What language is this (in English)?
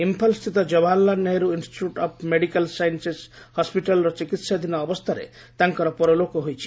Odia